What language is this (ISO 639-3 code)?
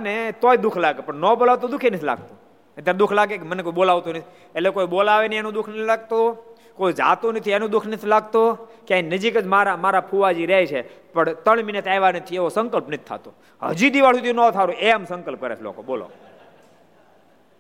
guj